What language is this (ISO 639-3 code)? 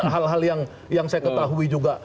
ind